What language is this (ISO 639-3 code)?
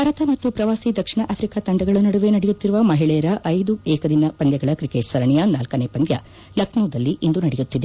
kan